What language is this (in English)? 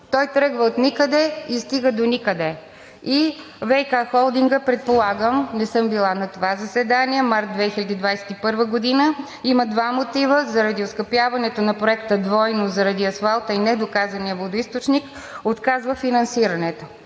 Bulgarian